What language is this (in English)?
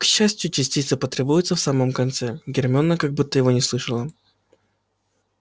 Russian